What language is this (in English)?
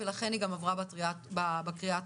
Hebrew